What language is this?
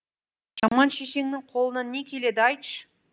Kazakh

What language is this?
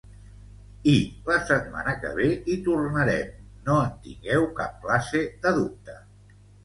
Catalan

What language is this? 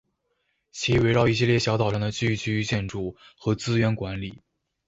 Chinese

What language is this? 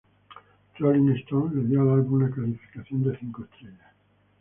Spanish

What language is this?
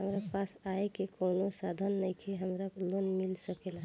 Bhojpuri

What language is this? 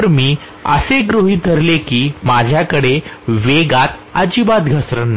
Marathi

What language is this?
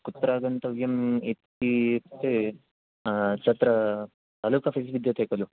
Sanskrit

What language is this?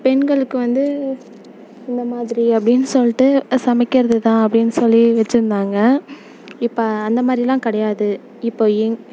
Tamil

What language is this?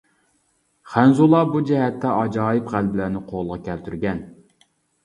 Uyghur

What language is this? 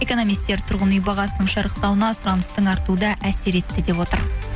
Kazakh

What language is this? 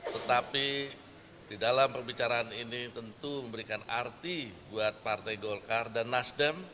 Indonesian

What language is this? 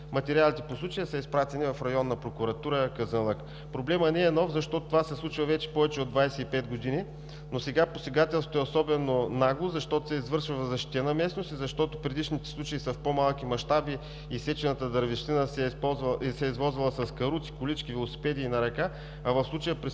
Bulgarian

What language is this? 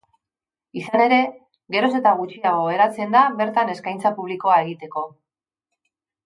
Basque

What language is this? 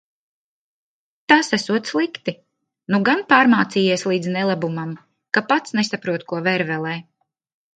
Latvian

